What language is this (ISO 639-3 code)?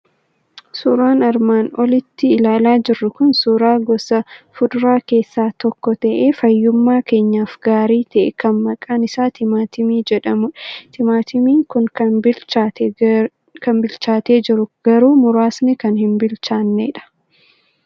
orm